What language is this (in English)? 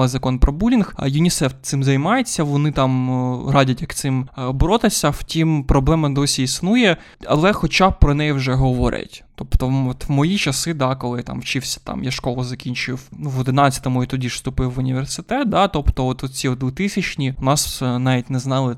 Ukrainian